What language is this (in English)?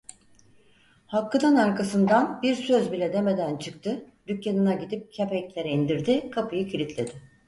Turkish